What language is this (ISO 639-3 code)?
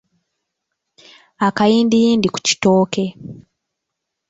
lug